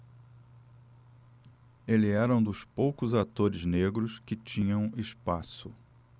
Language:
Portuguese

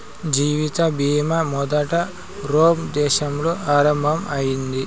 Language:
Telugu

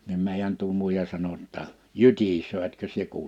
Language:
Finnish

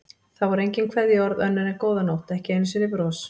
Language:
Icelandic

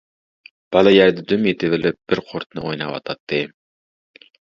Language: Uyghur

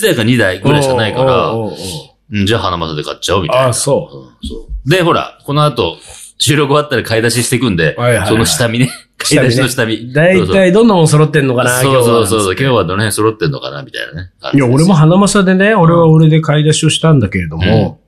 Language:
Japanese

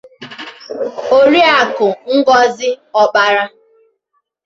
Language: Igbo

